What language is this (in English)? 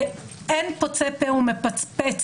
Hebrew